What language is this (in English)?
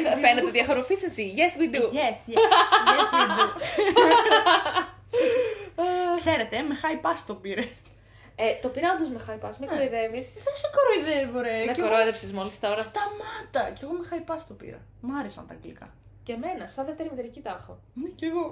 Greek